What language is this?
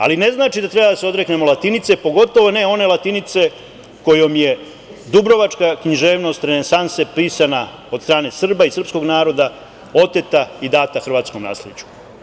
Serbian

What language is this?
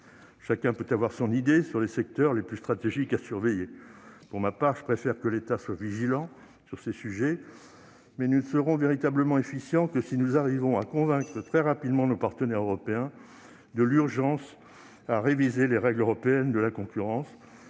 French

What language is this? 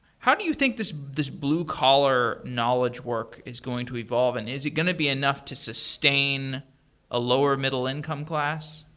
English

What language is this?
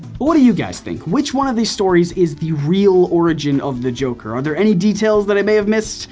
English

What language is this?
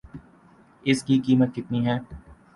Urdu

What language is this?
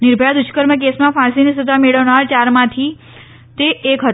Gujarati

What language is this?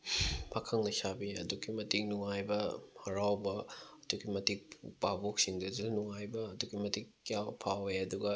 Manipuri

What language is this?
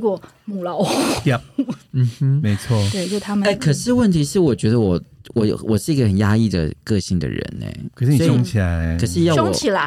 Chinese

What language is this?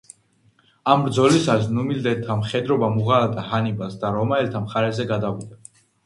Georgian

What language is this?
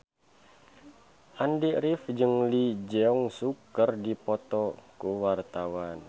Sundanese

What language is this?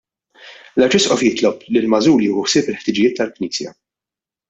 Maltese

